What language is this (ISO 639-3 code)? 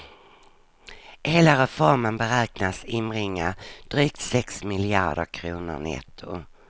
swe